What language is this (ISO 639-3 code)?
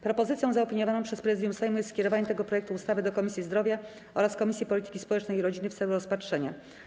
pol